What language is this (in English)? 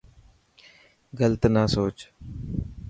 Dhatki